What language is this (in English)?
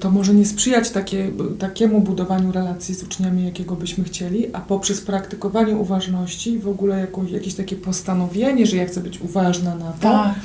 Polish